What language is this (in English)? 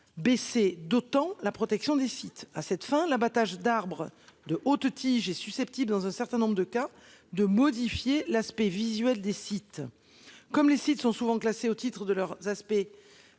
French